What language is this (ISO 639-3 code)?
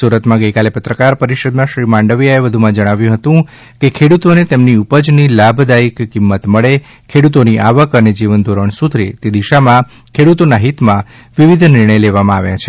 guj